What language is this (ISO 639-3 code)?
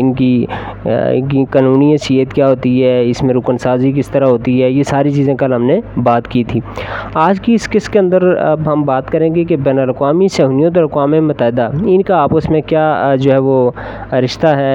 urd